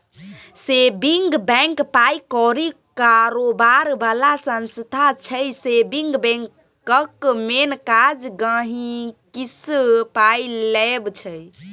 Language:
Maithili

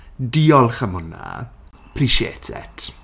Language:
Welsh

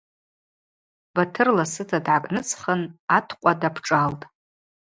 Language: Abaza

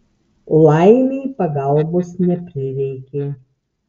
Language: Lithuanian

